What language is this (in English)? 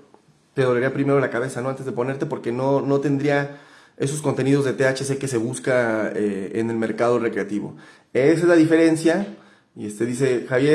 Spanish